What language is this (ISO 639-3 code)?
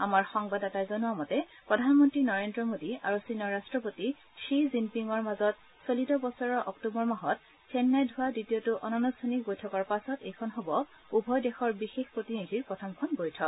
asm